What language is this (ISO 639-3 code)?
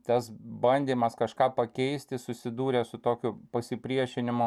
lit